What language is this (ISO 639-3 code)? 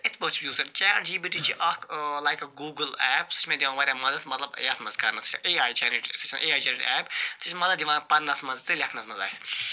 kas